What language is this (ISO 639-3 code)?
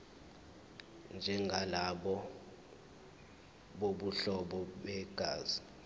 zul